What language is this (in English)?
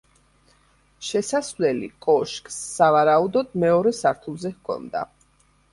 Georgian